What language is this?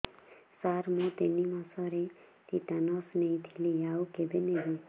Odia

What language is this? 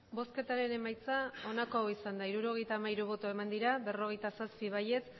Basque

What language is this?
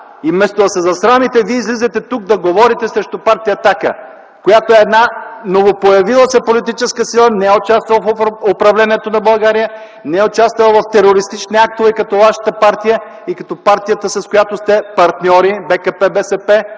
Bulgarian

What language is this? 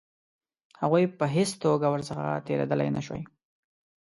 Pashto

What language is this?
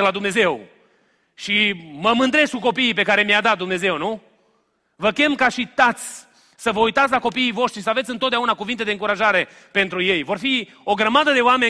Romanian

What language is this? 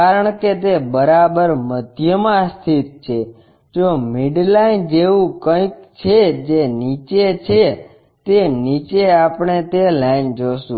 Gujarati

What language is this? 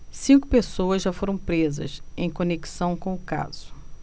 Portuguese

